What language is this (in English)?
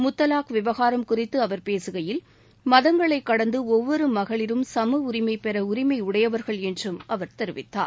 Tamil